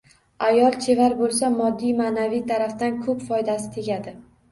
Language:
Uzbek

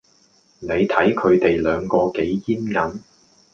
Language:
Cantonese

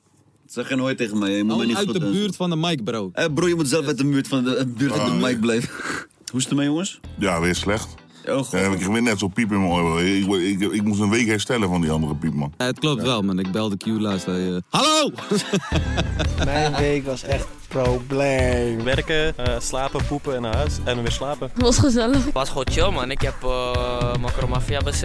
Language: Dutch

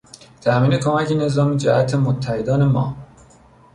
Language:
Persian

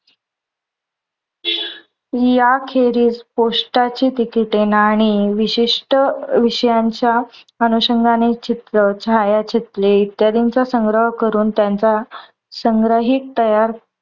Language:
Marathi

